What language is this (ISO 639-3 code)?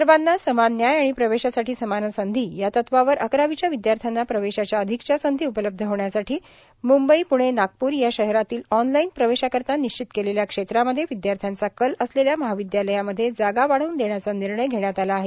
mar